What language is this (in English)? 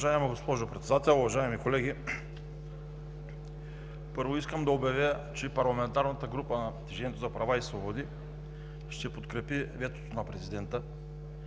Bulgarian